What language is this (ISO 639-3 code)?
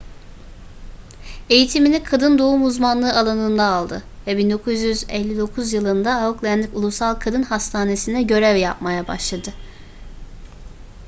tur